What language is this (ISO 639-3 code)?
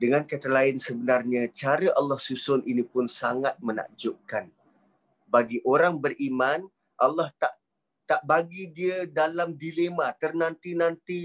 msa